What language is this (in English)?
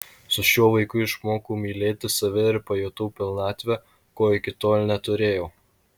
Lithuanian